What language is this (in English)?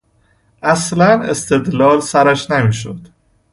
Persian